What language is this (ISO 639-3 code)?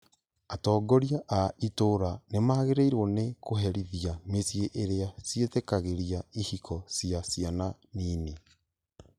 kik